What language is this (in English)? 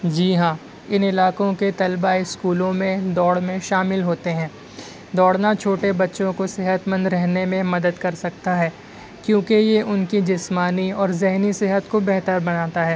Urdu